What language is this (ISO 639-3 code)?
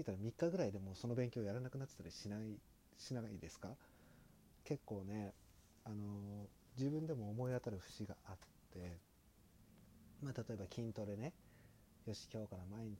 jpn